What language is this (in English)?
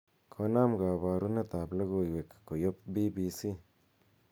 Kalenjin